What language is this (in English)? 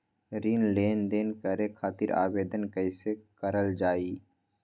Magahi